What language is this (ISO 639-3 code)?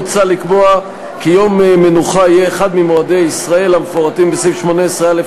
heb